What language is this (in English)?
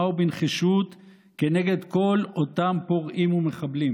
Hebrew